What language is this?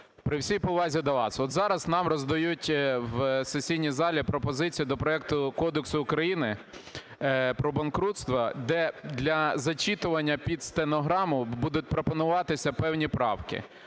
Ukrainian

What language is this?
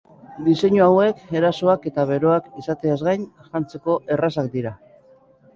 Basque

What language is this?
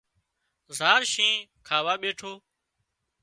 Wadiyara Koli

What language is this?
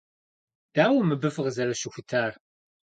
Kabardian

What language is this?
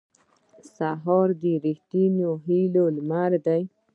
Pashto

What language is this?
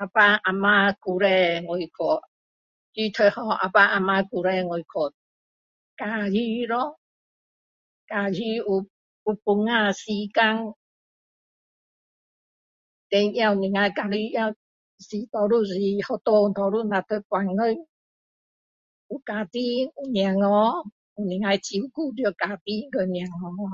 Min Dong Chinese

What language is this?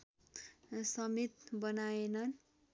Nepali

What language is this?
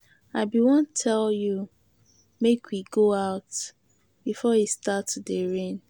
Nigerian Pidgin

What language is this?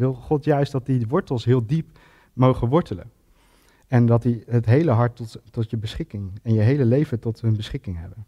Dutch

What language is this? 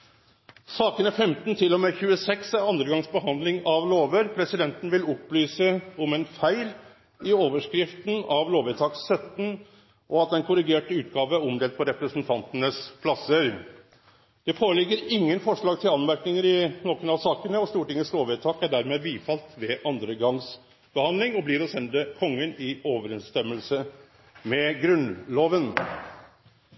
Norwegian Nynorsk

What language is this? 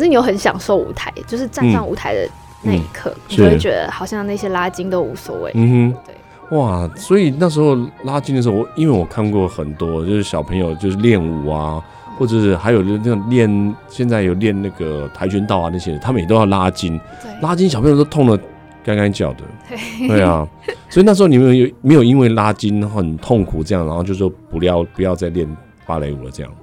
Chinese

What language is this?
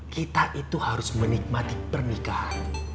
Indonesian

